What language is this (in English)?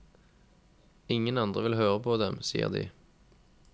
Norwegian